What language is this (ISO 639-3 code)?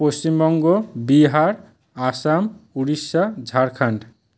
ben